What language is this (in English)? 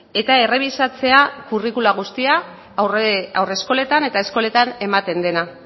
Basque